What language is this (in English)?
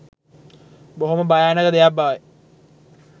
Sinhala